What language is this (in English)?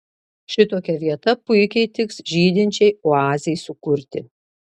Lithuanian